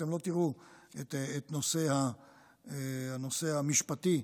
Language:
Hebrew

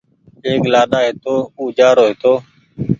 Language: Goaria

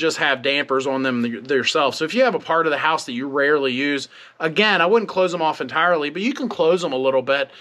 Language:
English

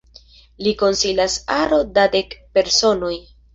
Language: Esperanto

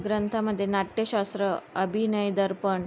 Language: Marathi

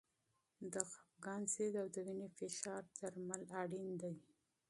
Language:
Pashto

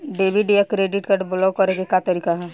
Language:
Bhojpuri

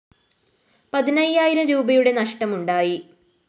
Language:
Malayalam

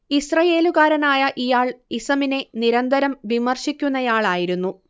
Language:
Malayalam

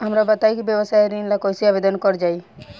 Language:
Bhojpuri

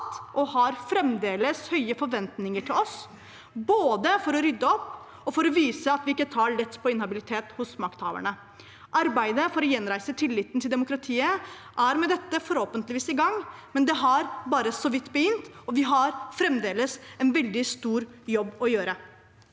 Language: Norwegian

